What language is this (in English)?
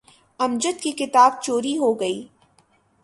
Urdu